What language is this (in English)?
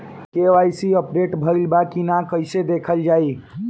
Bhojpuri